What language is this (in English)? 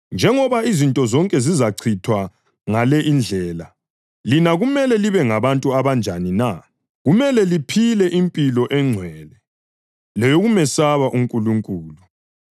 North Ndebele